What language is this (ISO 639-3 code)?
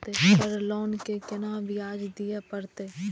mai